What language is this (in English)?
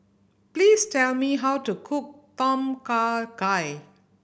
English